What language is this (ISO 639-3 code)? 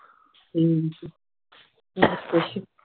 pan